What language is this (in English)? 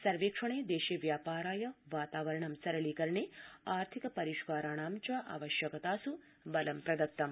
Sanskrit